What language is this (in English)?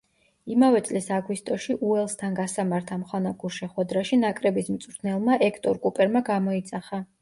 Georgian